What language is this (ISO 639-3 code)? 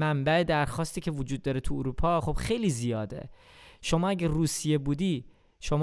fas